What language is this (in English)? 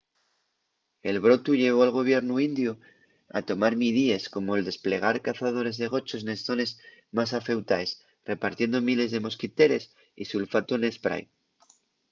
Asturian